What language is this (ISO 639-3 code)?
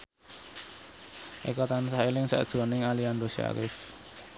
jav